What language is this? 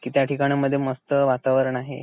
Marathi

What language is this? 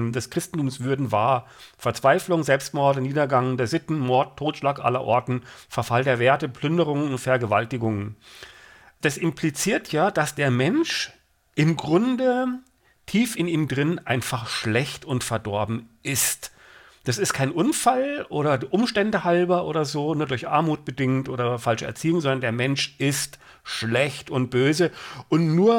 German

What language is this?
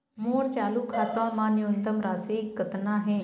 Chhattisgarhi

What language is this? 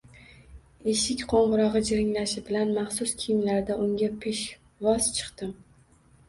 Uzbek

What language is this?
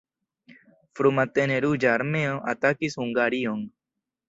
Esperanto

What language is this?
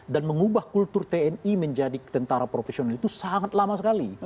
Indonesian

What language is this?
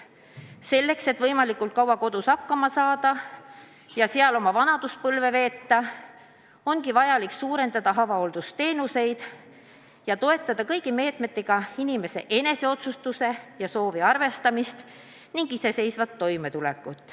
Estonian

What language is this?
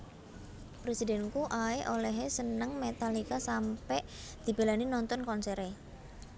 Javanese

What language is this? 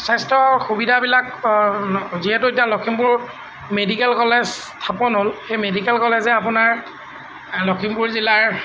Assamese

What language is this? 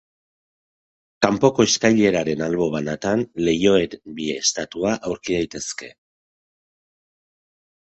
Basque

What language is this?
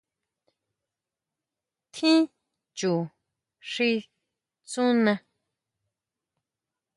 Huautla Mazatec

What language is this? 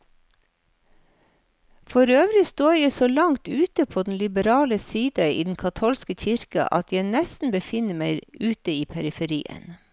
Norwegian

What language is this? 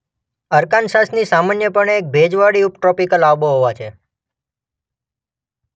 Gujarati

